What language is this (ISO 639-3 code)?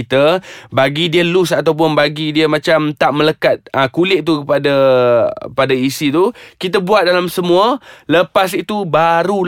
msa